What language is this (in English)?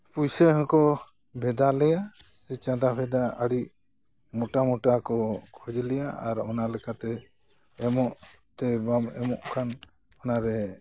Santali